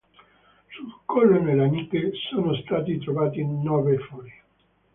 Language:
Italian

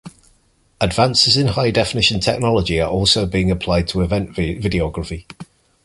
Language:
English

